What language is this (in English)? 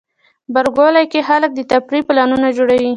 Pashto